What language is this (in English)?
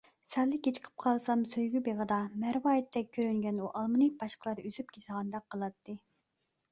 Uyghur